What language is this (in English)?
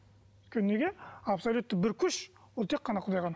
Kazakh